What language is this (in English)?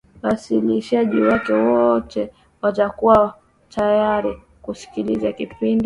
Swahili